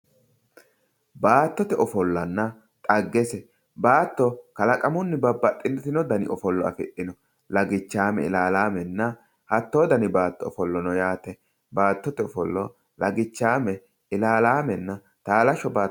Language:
Sidamo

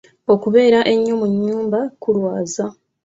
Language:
Ganda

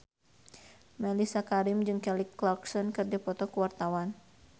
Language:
Sundanese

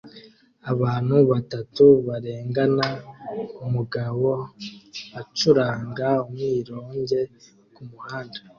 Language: Kinyarwanda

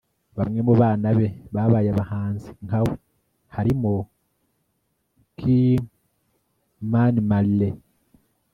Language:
Kinyarwanda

